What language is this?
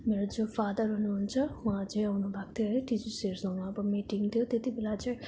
Nepali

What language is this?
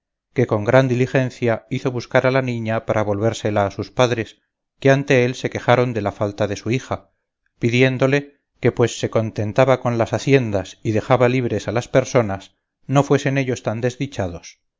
Spanish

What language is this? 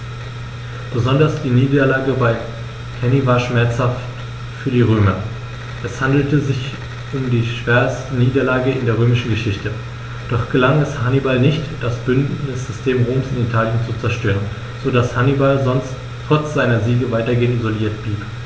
German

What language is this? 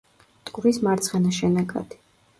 Georgian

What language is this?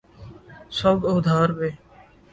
Urdu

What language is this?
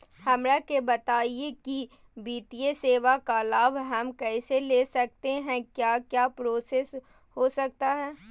Magahi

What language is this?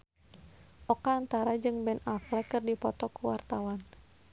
Sundanese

